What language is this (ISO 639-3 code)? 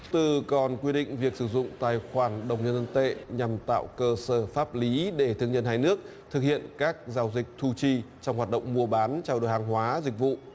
vie